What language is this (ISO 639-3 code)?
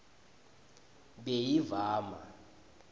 ssw